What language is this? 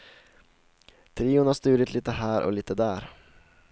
Swedish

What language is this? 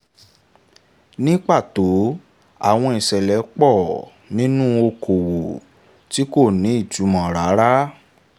Yoruba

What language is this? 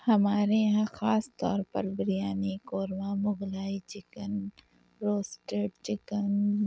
Urdu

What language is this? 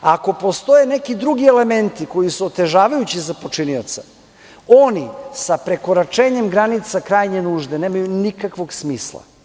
Serbian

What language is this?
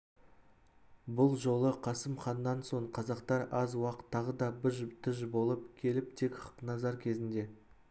Kazakh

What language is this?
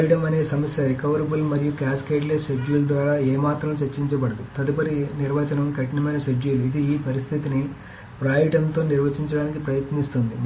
Telugu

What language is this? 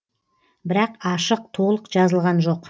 Kazakh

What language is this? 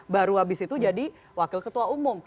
Indonesian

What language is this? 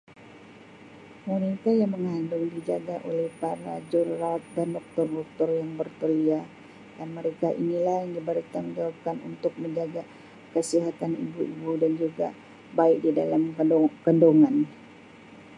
Sabah Malay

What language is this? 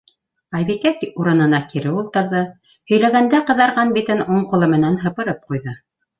Bashkir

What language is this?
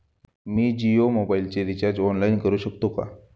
Marathi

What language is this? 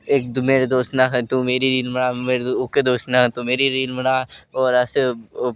Dogri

